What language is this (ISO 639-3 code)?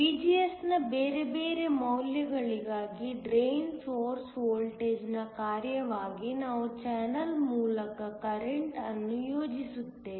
kan